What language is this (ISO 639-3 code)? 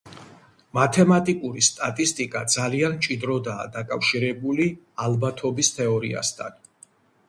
kat